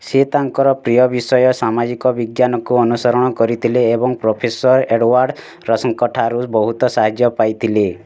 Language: Odia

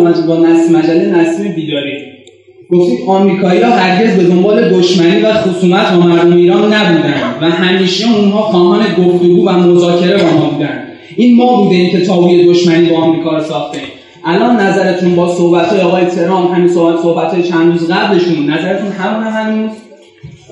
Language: Persian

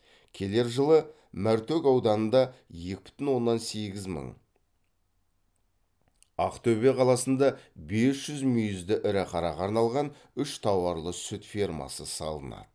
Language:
Kazakh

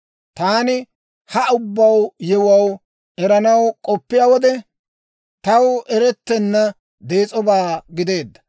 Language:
Dawro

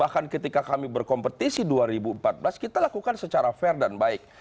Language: Indonesian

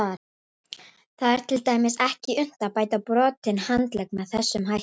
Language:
Icelandic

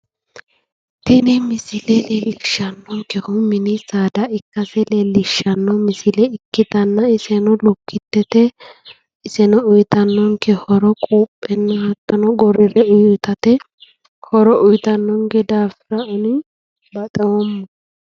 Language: Sidamo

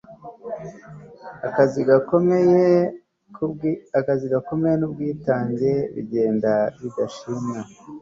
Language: Kinyarwanda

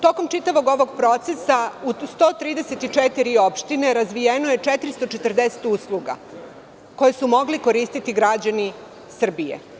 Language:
Serbian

